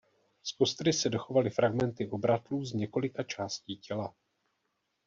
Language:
Czech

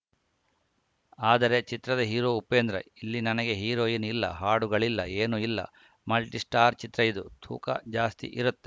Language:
Kannada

